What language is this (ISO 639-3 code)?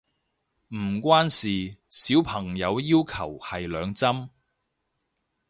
yue